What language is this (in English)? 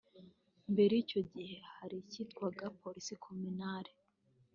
Kinyarwanda